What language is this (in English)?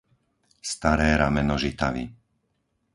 Slovak